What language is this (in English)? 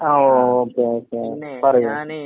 Malayalam